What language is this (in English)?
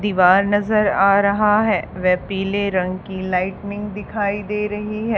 Hindi